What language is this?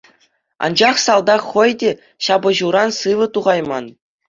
Chuvash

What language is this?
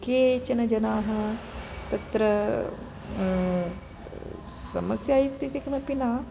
Sanskrit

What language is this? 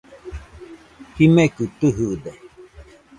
Nüpode Huitoto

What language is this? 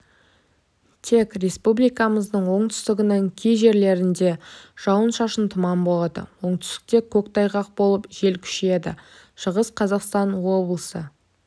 Kazakh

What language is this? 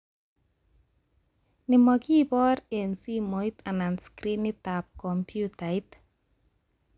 Kalenjin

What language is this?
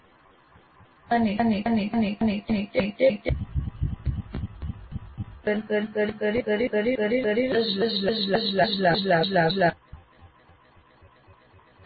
Gujarati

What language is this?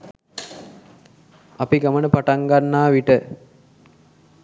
Sinhala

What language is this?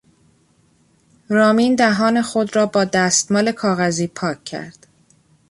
Persian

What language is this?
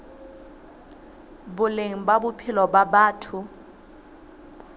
Southern Sotho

